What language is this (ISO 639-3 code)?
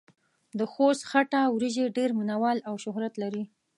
pus